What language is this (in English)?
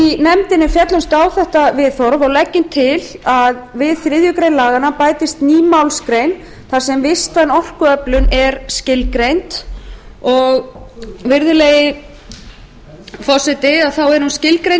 Icelandic